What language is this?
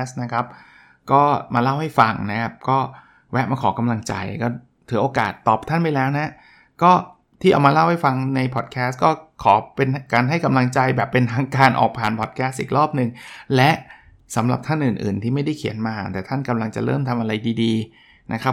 Thai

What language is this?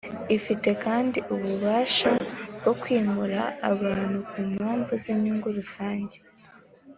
Kinyarwanda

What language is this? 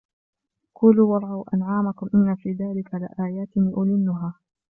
Arabic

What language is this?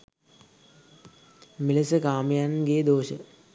Sinhala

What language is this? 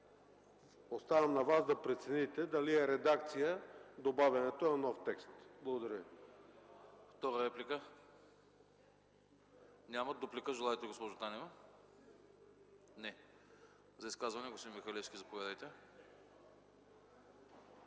Bulgarian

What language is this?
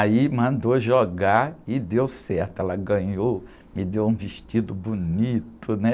Portuguese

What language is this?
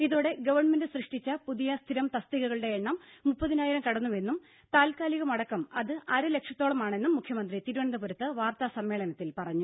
Malayalam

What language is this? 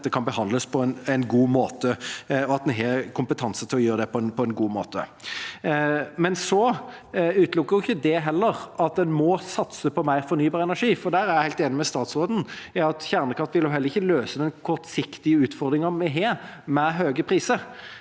Norwegian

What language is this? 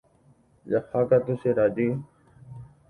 Guarani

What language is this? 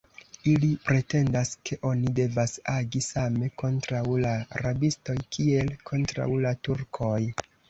Esperanto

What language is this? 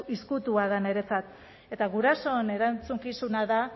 Basque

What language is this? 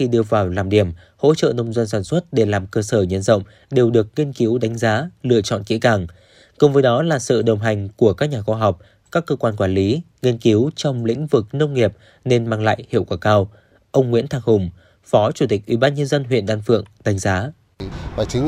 Vietnamese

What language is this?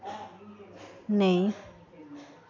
Dogri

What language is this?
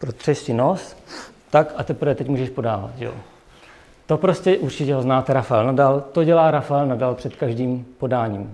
Czech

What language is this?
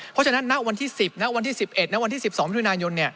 Thai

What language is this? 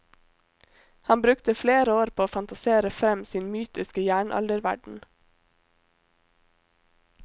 Norwegian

